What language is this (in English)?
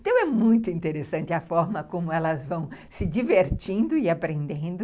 Portuguese